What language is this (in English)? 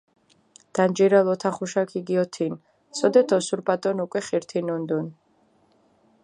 Mingrelian